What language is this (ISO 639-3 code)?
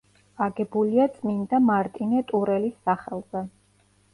kat